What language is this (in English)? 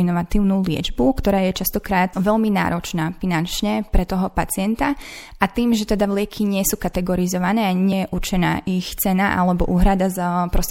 Slovak